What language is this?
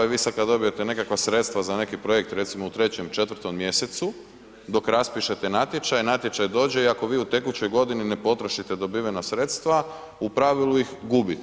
Croatian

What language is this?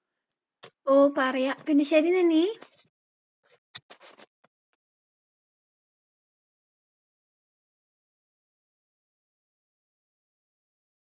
Malayalam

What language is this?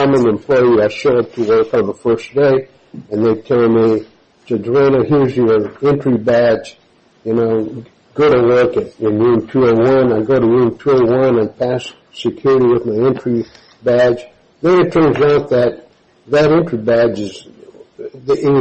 English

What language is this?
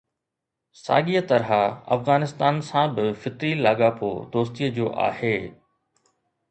Sindhi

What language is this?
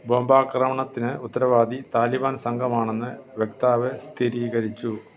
Malayalam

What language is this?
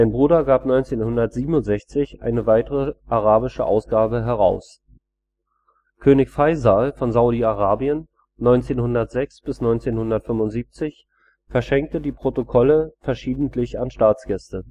German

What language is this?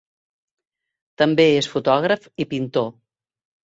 Catalan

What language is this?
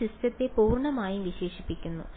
Malayalam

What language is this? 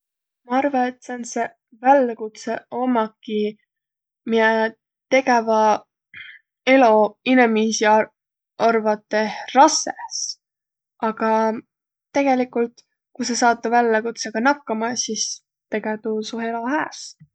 Võro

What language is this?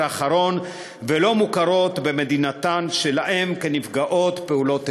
Hebrew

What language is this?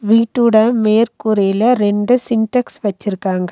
Tamil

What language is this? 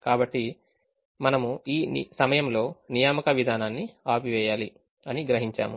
Telugu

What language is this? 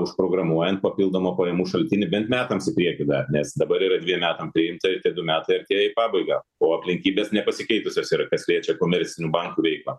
Lithuanian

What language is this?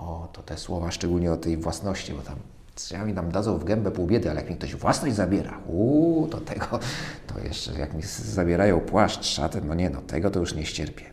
Polish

